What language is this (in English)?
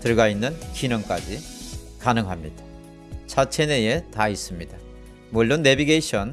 Korean